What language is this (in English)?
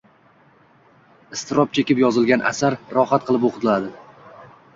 Uzbek